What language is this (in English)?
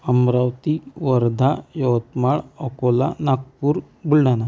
Marathi